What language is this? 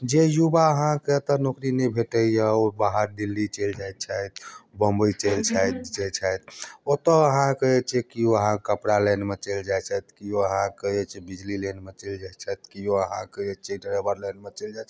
Maithili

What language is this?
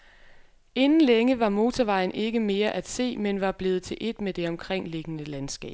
Danish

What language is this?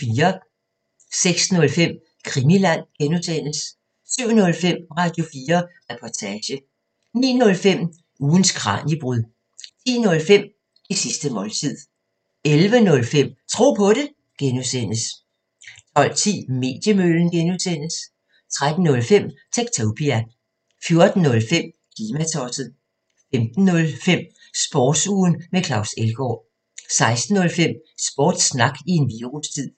Danish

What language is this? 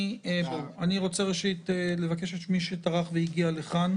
Hebrew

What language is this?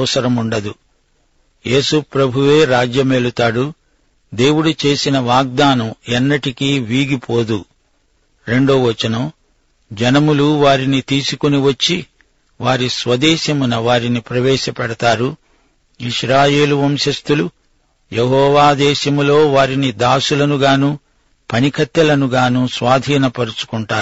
Telugu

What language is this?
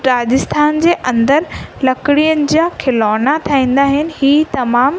Sindhi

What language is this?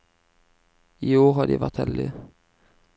Norwegian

